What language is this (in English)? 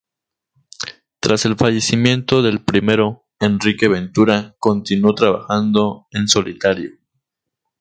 Spanish